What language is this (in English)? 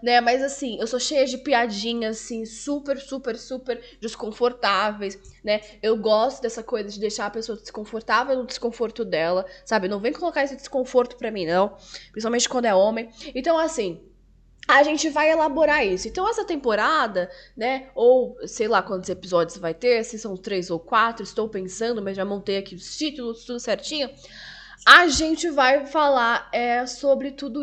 Portuguese